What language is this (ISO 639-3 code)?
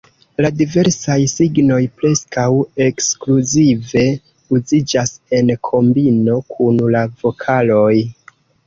epo